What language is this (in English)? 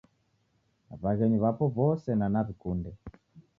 Taita